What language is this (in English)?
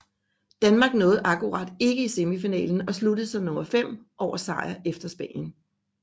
Danish